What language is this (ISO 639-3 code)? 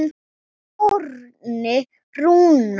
isl